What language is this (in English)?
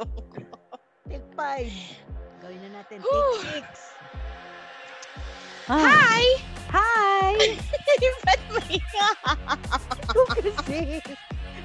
Filipino